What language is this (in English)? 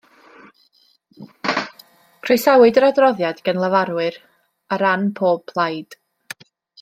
Welsh